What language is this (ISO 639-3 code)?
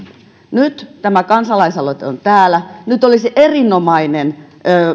fin